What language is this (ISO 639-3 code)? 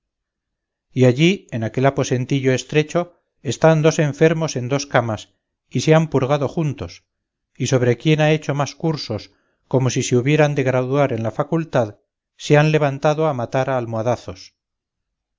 spa